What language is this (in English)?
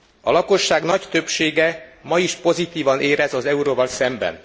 Hungarian